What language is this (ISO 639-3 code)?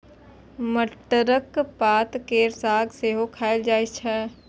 mai